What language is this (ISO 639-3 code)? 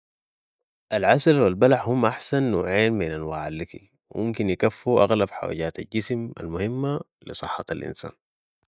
apd